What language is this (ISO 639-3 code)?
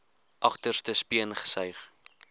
afr